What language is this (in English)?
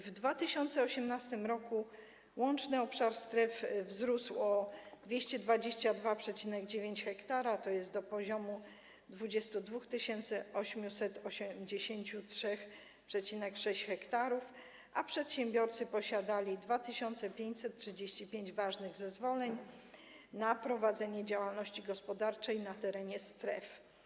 Polish